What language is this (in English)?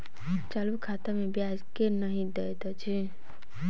Maithili